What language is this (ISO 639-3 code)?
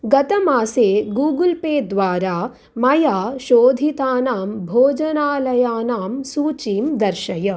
san